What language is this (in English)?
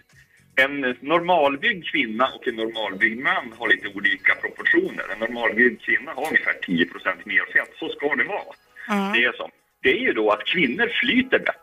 Swedish